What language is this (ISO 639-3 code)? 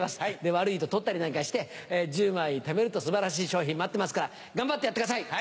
jpn